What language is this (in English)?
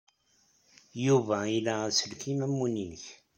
Kabyle